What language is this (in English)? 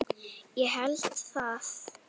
Icelandic